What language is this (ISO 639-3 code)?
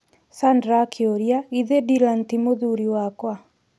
kik